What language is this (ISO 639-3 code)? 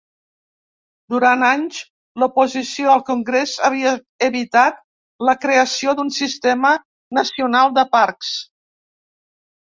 cat